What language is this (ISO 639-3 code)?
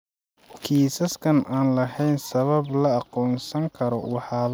som